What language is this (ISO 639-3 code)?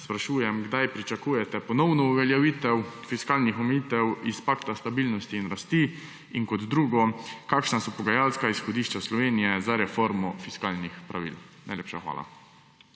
slv